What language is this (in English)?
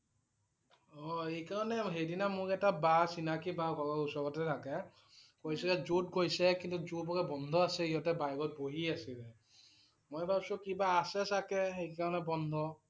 Assamese